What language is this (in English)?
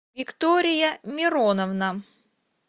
Russian